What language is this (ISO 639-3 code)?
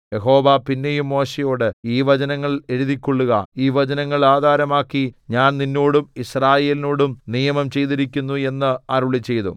mal